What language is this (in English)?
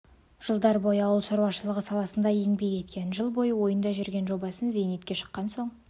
Kazakh